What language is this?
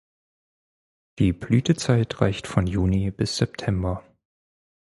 German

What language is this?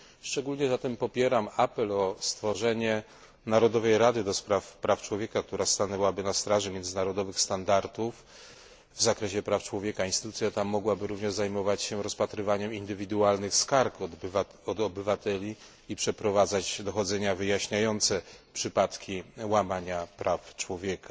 Polish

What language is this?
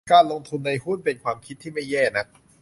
Thai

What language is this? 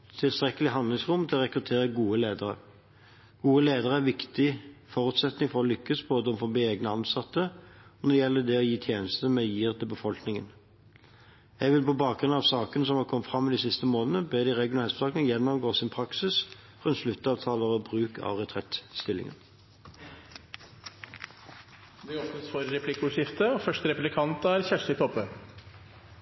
Norwegian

